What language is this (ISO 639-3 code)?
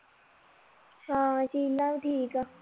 pan